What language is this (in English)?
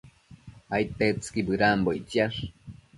Matsés